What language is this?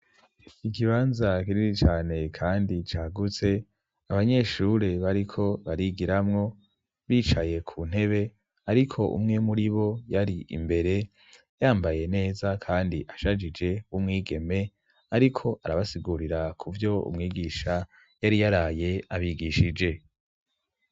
Rundi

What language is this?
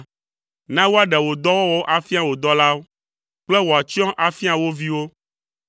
Ewe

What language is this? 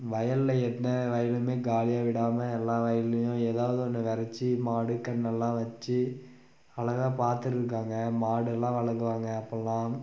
Tamil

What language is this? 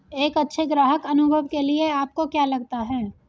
Hindi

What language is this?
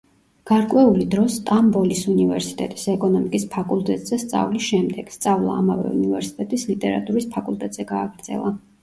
Georgian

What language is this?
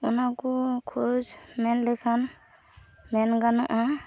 Santali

